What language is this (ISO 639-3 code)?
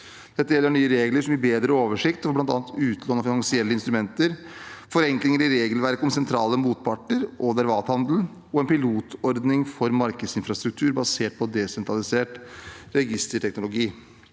nor